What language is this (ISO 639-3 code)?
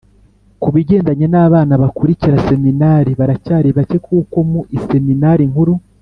kin